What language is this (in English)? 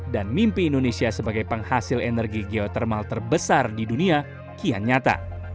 Indonesian